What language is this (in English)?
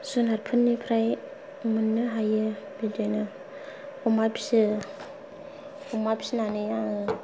Bodo